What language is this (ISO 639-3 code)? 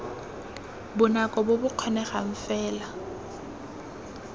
tsn